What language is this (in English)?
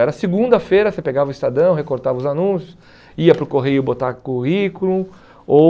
Portuguese